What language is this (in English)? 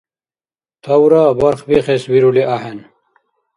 Dargwa